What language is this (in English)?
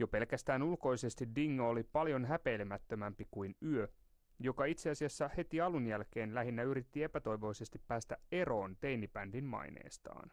Finnish